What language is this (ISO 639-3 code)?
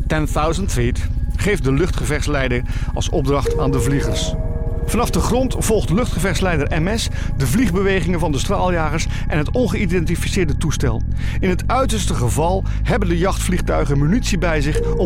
nld